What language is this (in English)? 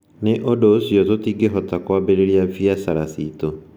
Kikuyu